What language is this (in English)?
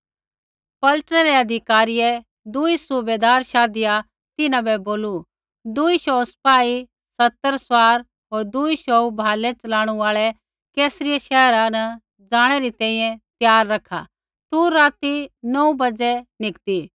Kullu Pahari